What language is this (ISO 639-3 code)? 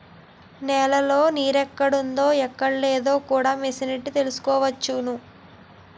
tel